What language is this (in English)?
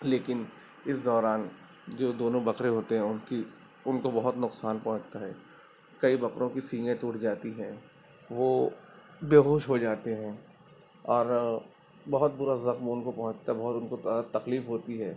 Urdu